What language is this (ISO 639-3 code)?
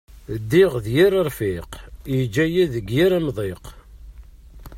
kab